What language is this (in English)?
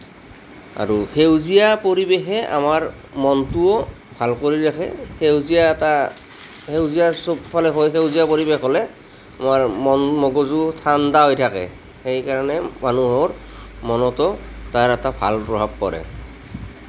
Assamese